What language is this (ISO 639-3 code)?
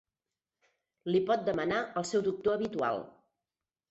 cat